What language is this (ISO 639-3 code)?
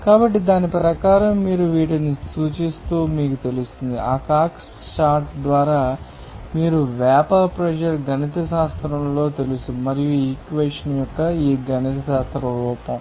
tel